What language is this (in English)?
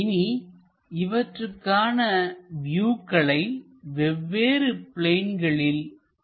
Tamil